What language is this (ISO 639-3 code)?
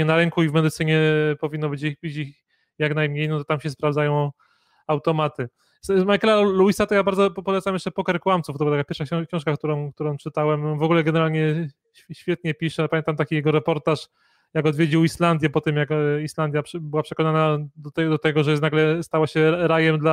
pol